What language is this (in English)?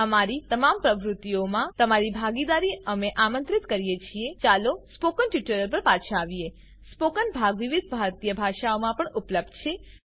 Gujarati